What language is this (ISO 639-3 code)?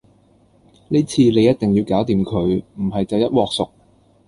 yue